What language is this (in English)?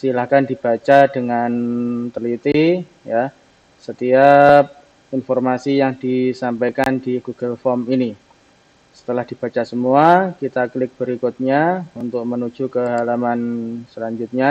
Indonesian